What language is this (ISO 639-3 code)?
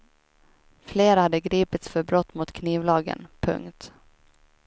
swe